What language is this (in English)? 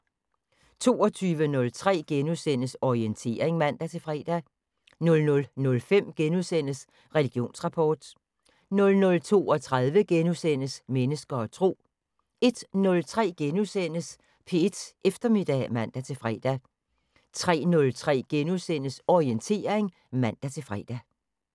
Danish